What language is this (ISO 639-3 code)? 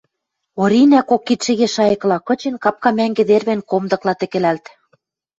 mrj